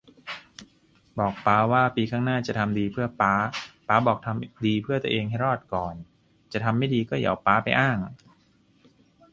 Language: Thai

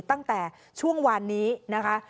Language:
Thai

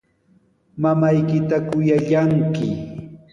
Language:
Sihuas Ancash Quechua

